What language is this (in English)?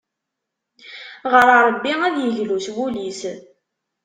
Kabyle